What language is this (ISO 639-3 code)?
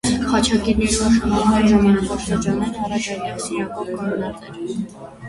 hye